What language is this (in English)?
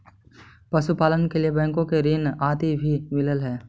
Magahi